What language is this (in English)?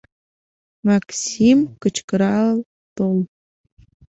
Mari